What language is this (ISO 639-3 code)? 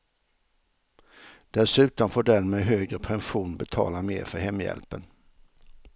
swe